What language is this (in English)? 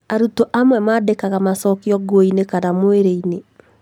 Kikuyu